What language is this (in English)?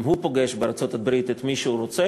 Hebrew